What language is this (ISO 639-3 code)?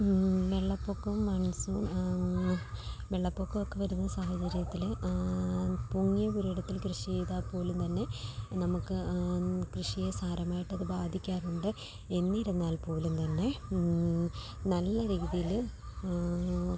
mal